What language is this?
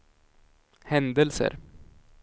Swedish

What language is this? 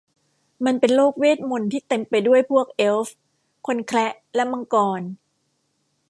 Thai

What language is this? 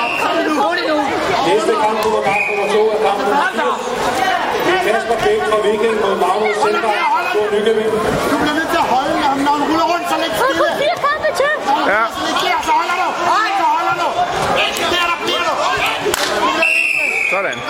Danish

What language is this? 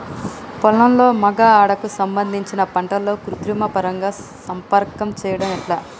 Telugu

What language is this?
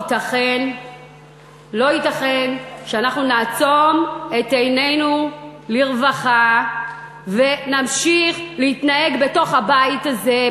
Hebrew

